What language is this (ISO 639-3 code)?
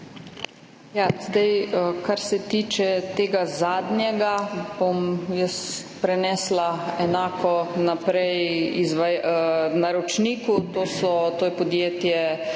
slv